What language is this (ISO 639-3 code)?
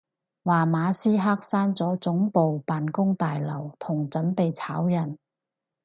yue